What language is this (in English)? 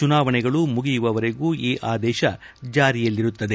Kannada